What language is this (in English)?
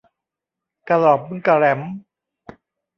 Thai